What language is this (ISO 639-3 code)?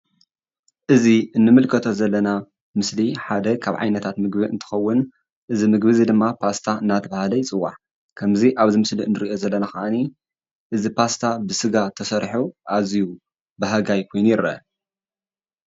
tir